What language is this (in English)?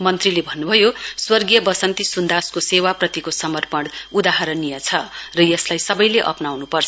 Nepali